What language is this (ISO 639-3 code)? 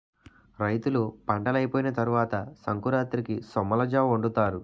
tel